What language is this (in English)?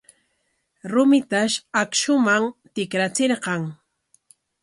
Corongo Ancash Quechua